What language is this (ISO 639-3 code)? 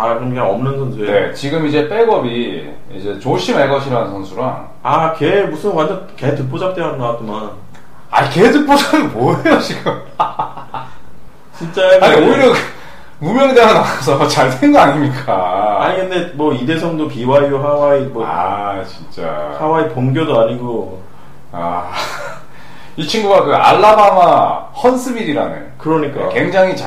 kor